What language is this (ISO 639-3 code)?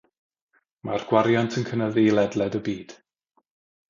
cym